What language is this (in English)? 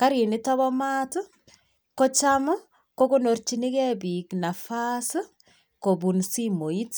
Kalenjin